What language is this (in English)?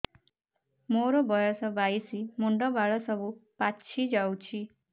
Odia